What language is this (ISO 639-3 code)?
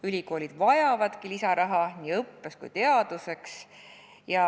est